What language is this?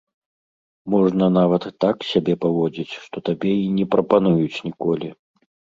Belarusian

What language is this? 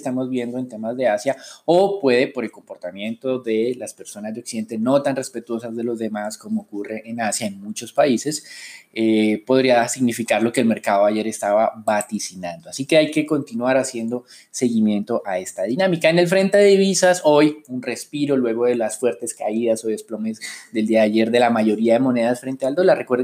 Spanish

